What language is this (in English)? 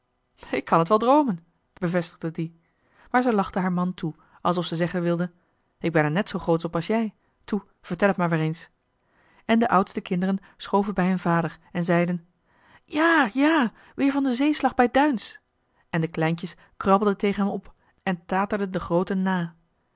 Dutch